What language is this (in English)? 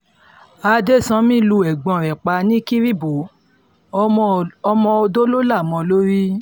Yoruba